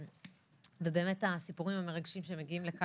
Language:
Hebrew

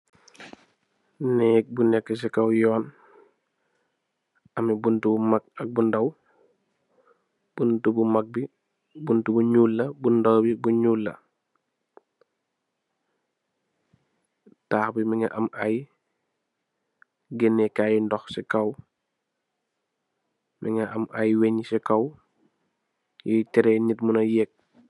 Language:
Wolof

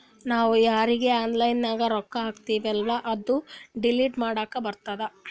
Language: Kannada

